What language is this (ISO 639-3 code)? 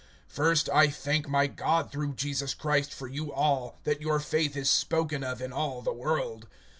eng